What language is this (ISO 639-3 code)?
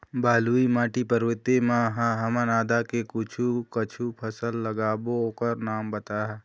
hne